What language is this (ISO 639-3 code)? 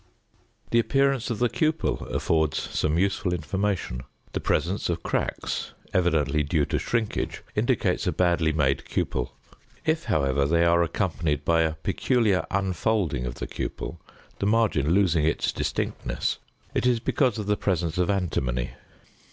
eng